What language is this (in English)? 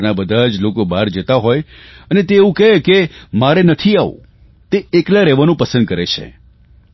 Gujarati